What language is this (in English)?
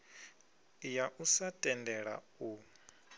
Venda